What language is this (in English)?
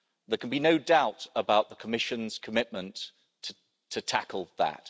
English